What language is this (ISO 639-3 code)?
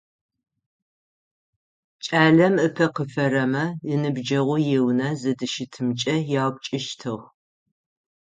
ady